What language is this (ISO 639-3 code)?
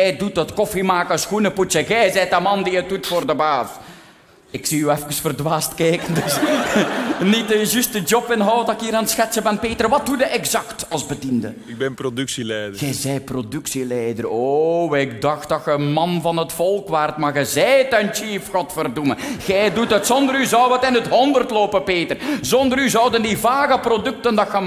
nld